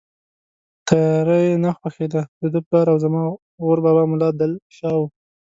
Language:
Pashto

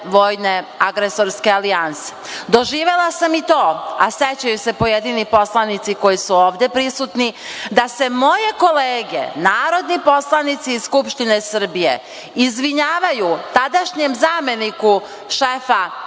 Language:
Serbian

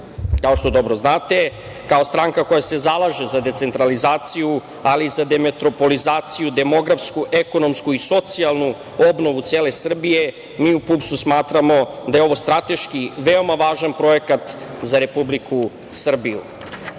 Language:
Serbian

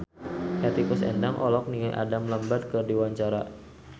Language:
Sundanese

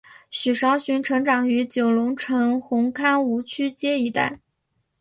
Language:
Chinese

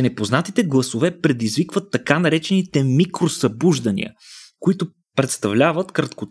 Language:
Bulgarian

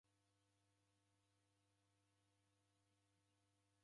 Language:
Taita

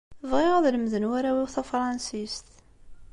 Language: Kabyle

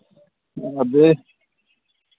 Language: Dogri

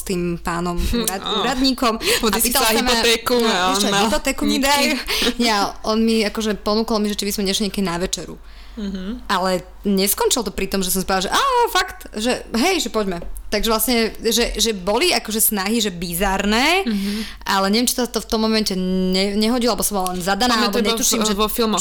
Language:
Slovak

